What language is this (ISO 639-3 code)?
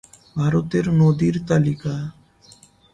ben